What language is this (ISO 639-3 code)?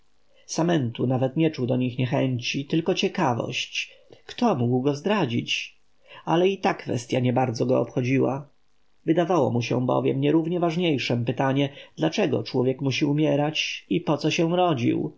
pol